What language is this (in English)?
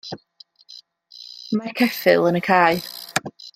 Welsh